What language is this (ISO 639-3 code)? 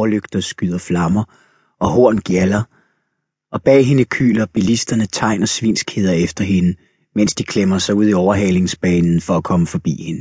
dan